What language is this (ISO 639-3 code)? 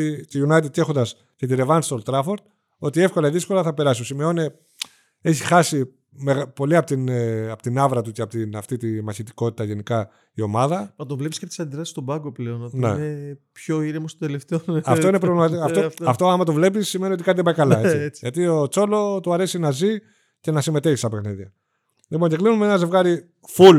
ell